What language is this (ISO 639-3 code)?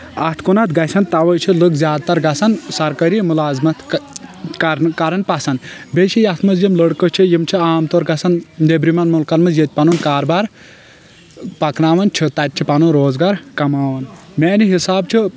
kas